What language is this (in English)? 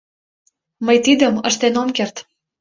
Mari